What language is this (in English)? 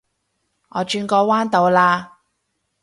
Cantonese